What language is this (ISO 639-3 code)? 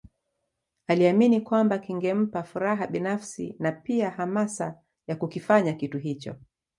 swa